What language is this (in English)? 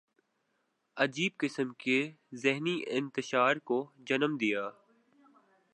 Urdu